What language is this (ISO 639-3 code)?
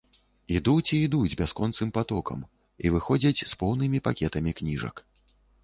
bel